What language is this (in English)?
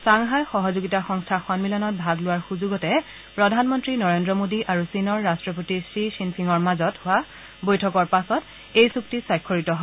Assamese